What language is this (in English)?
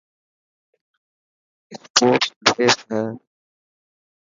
Dhatki